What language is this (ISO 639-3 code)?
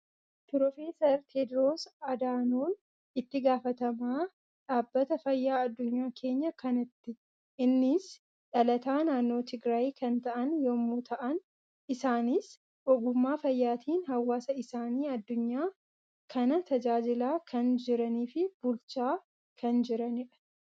orm